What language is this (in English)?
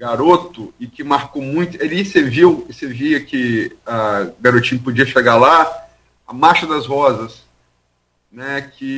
Portuguese